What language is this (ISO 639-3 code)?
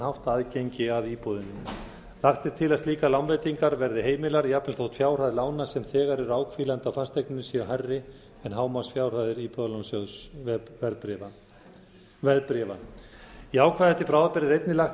isl